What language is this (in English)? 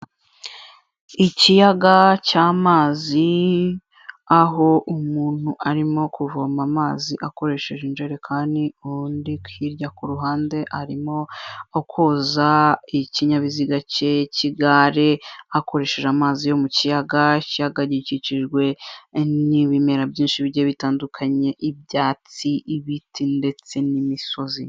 Kinyarwanda